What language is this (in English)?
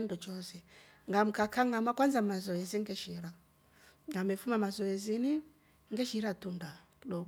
Rombo